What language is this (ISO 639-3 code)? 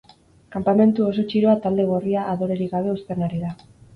eus